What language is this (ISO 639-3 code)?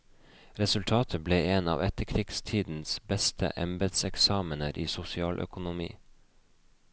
nor